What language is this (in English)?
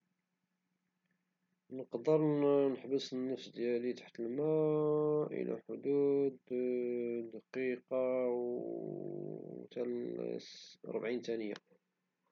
Moroccan Arabic